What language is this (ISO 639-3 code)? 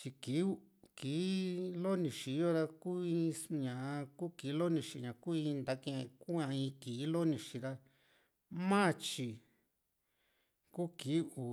vmc